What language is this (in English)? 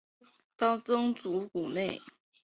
Chinese